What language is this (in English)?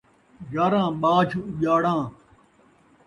Saraiki